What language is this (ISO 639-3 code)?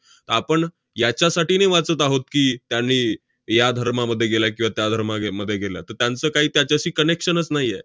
mar